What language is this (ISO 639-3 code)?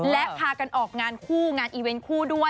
tha